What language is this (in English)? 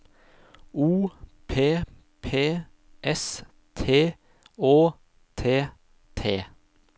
Norwegian